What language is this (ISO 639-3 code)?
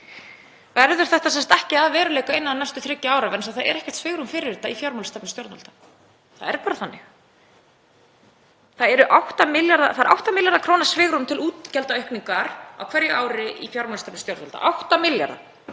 isl